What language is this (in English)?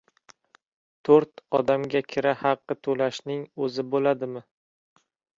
Uzbek